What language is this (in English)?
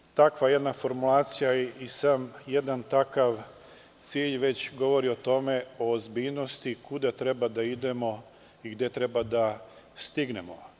Serbian